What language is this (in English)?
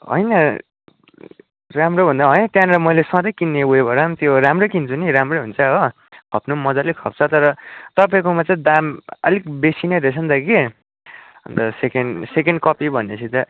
Nepali